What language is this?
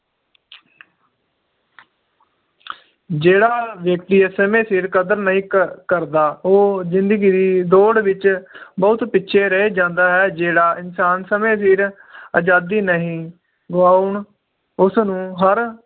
Punjabi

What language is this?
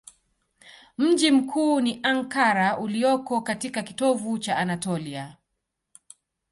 Swahili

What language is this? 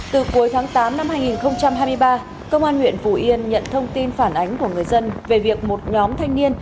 Vietnamese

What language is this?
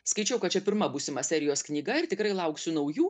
Lithuanian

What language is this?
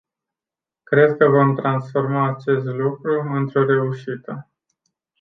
Romanian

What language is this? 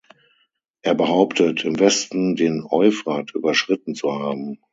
German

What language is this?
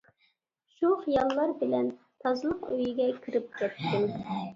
Uyghur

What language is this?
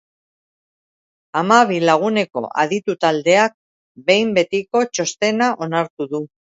Basque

